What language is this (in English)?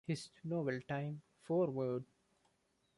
English